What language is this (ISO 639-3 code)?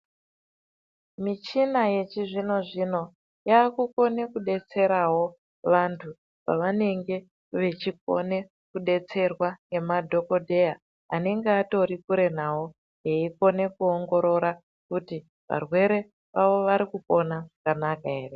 ndc